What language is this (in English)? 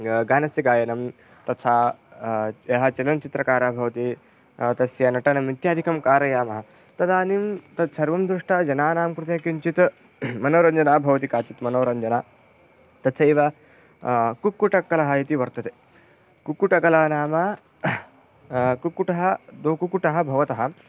Sanskrit